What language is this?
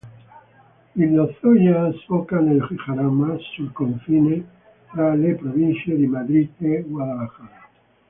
Italian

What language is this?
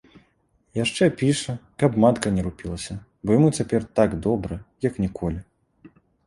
Belarusian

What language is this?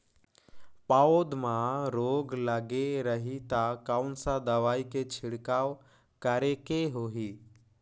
Chhattisgarhi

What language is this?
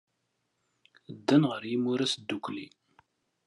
Kabyle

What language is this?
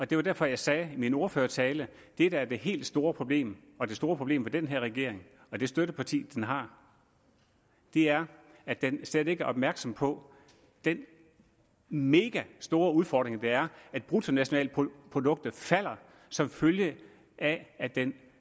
Danish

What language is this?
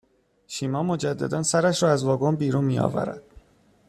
Persian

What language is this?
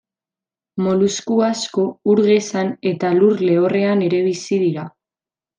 Basque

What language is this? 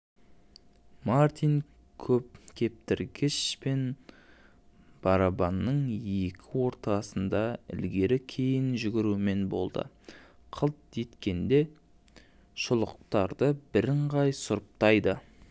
Kazakh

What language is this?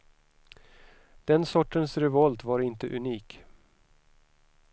Swedish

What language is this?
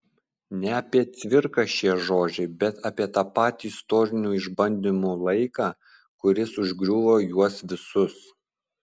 Lithuanian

